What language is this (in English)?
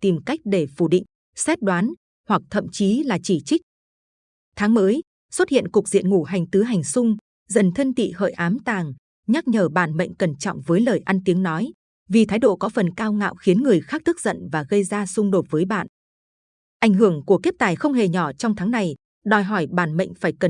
Vietnamese